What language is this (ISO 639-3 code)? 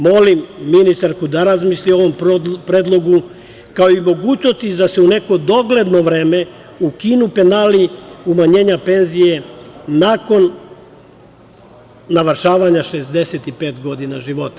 srp